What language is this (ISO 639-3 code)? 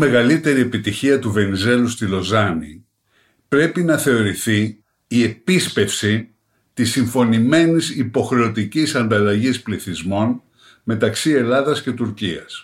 ell